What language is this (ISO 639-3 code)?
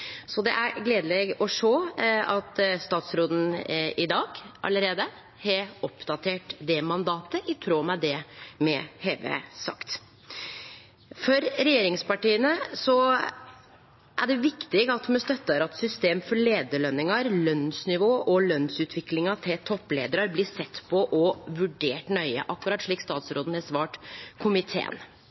nno